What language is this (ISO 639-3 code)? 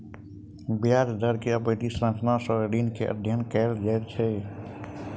mai